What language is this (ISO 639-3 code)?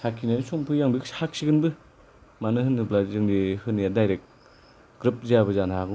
brx